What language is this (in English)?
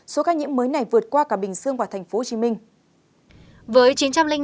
Vietnamese